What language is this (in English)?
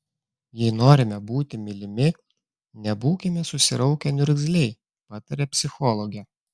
Lithuanian